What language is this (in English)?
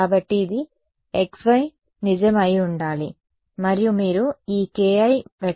Telugu